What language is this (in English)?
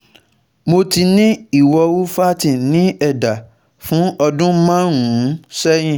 Yoruba